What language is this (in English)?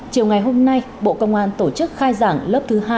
Vietnamese